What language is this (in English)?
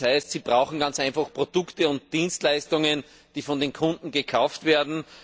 German